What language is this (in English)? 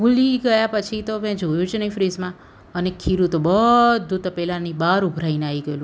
Gujarati